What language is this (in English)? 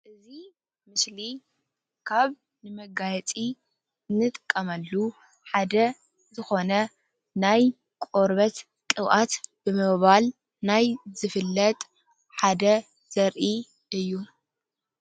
Tigrinya